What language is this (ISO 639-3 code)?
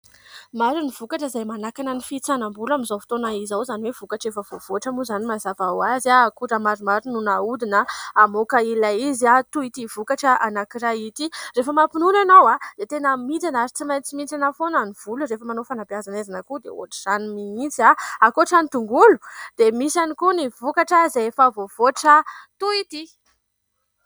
mlg